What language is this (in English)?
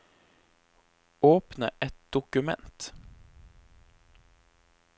Norwegian